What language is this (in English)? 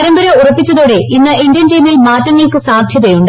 Malayalam